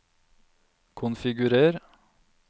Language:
Norwegian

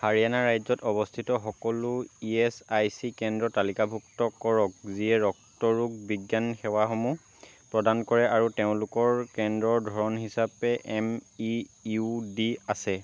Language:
Assamese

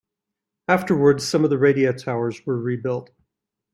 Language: English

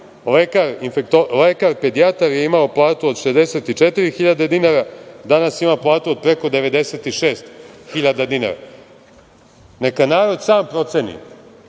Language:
Serbian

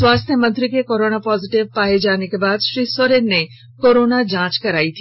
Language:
Hindi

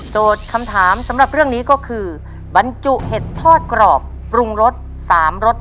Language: Thai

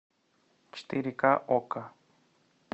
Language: Russian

